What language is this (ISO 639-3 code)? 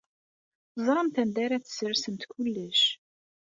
kab